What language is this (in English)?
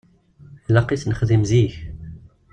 Kabyle